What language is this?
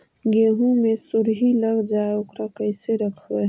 Magahi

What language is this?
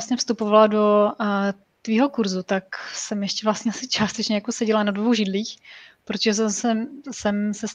Czech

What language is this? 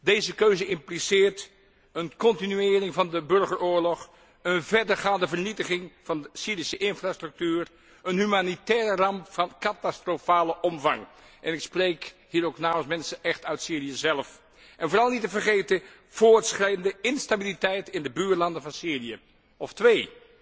Dutch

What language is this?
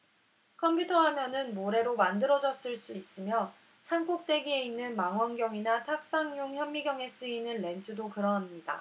Korean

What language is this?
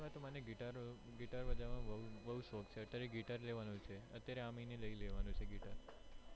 Gujarati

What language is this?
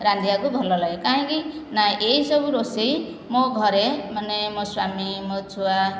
Odia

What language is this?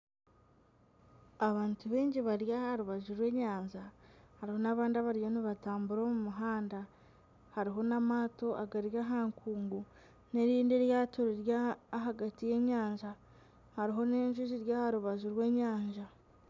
Nyankole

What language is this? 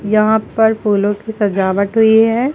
Hindi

